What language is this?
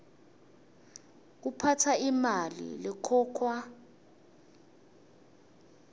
Swati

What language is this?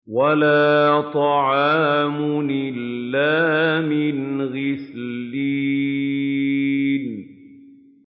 Arabic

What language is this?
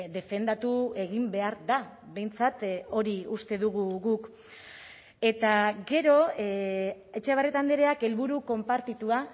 Basque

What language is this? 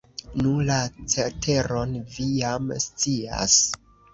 Esperanto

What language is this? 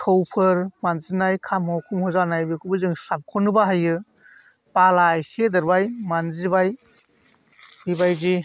Bodo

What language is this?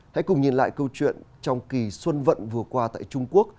Vietnamese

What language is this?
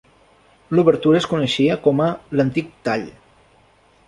Catalan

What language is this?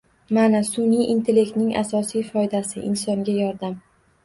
Uzbek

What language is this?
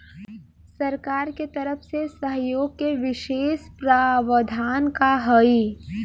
Bhojpuri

